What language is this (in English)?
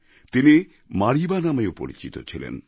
Bangla